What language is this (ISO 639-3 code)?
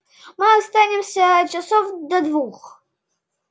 rus